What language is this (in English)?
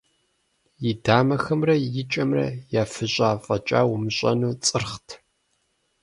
Kabardian